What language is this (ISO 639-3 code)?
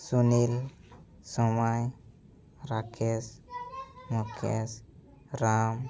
sat